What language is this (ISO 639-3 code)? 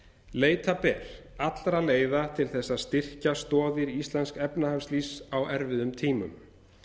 isl